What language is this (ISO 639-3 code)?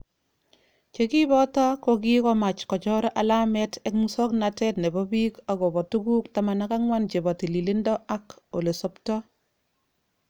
kln